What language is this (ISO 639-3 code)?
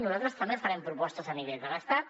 cat